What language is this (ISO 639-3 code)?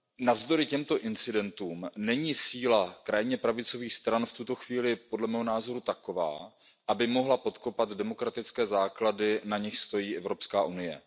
ces